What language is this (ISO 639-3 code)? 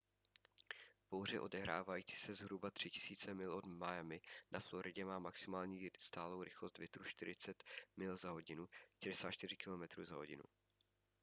ces